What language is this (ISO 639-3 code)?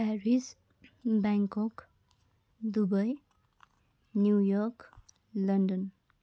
nep